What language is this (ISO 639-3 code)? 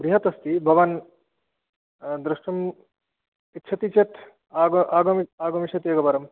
san